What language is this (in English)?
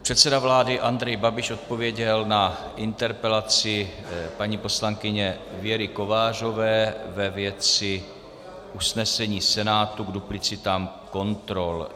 Czech